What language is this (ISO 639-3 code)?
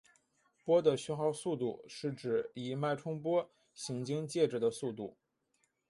zho